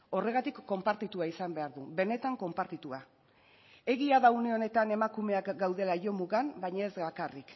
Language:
Basque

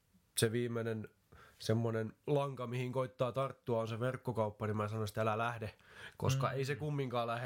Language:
Finnish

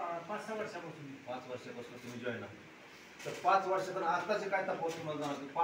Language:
Romanian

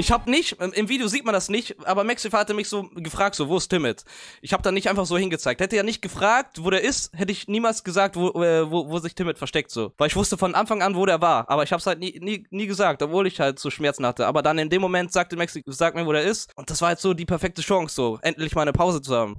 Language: German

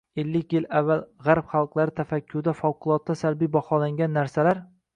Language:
Uzbek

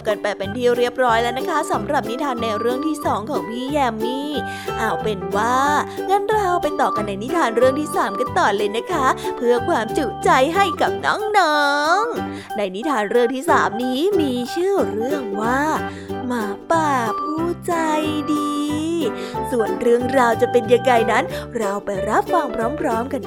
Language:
Thai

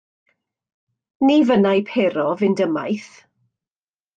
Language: Welsh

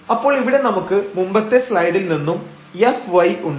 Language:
Malayalam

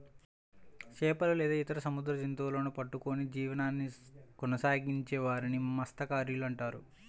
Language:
Telugu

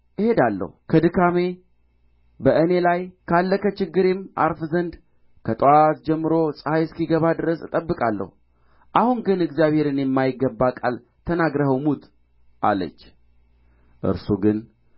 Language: Amharic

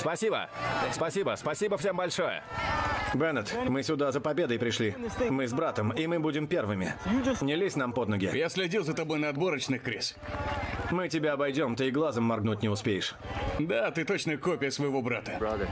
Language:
Russian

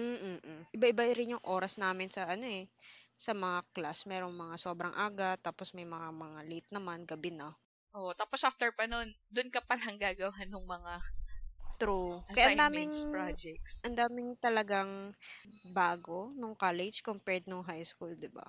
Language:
Filipino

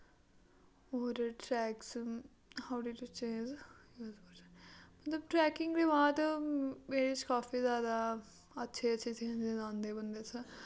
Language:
Dogri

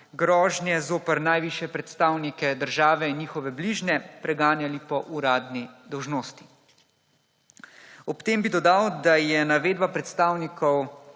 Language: Slovenian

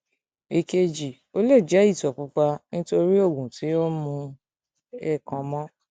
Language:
Yoruba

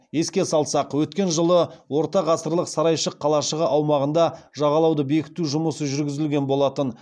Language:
Kazakh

